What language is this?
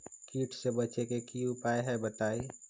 Magahi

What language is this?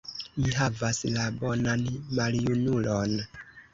Esperanto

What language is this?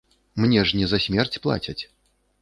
Belarusian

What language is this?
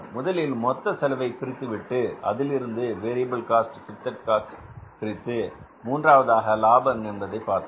Tamil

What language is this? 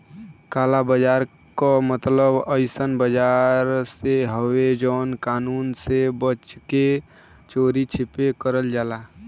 Bhojpuri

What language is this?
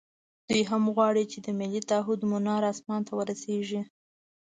Pashto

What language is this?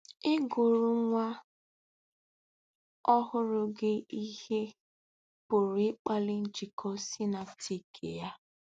Igbo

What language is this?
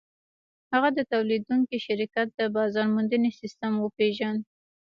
Pashto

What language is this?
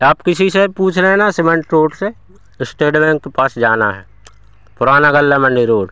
Hindi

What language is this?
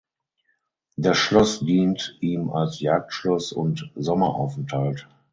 German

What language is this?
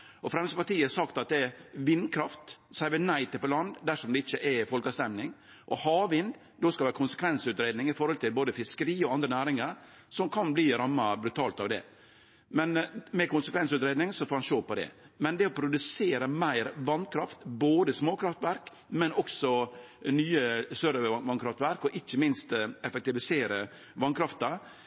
Norwegian Nynorsk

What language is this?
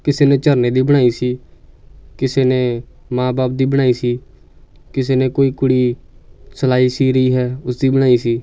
Punjabi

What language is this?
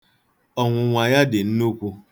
Igbo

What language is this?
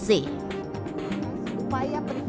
Indonesian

